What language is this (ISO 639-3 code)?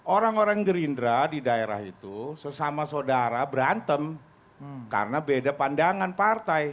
ind